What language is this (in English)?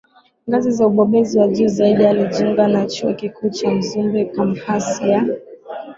Swahili